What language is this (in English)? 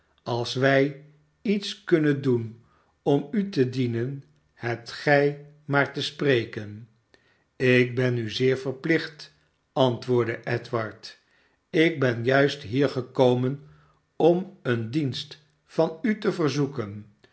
Dutch